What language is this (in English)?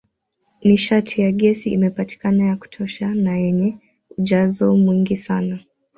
Swahili